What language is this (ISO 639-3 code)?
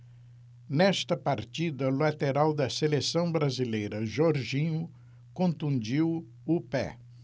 por